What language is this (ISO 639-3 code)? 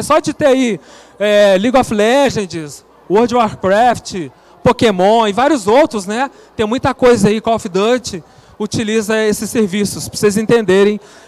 por